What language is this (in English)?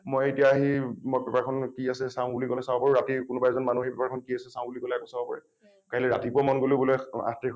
Assamese